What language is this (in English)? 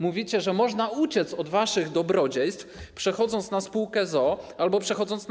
Polish